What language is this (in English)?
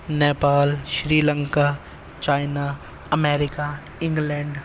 Urdu